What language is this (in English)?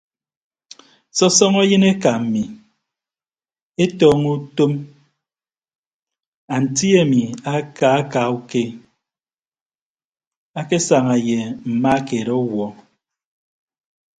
Ibibio